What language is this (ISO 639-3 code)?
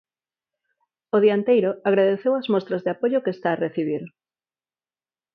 glg